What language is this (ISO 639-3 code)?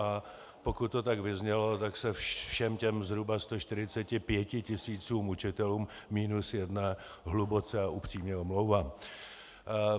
ces